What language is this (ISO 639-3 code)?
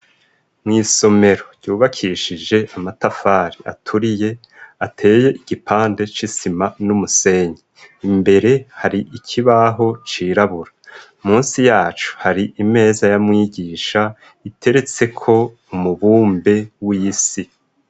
run